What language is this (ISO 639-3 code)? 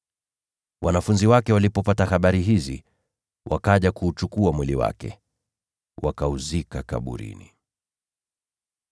swa